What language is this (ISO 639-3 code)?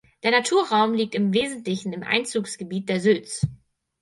deu